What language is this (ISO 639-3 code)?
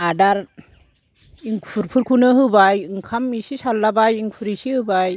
brx